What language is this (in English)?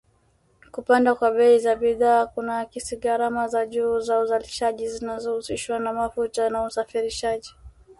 Swahili